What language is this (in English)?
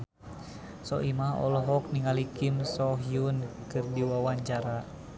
Sundanese